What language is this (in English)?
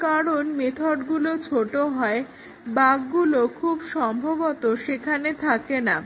Bangla